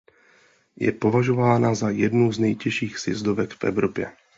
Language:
Czech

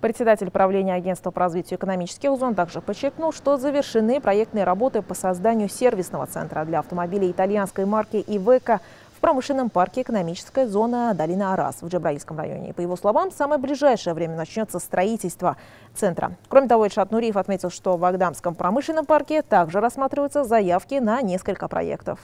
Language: Russian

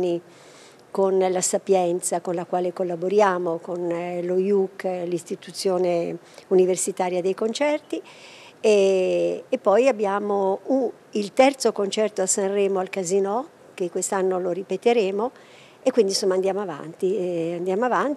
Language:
Italian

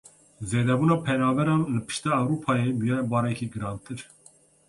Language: Kurdish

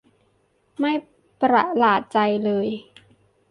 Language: Thai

